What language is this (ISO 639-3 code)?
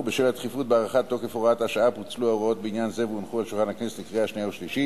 heb